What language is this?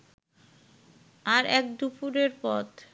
Bangla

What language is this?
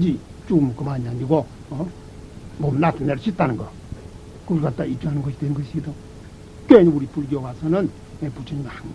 Korean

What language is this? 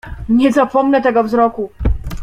Polish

